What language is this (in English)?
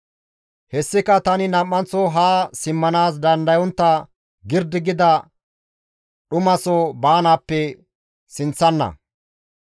Gamo